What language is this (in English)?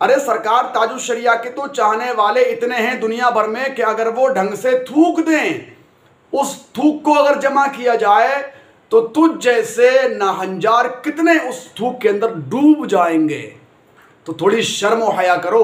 Hindi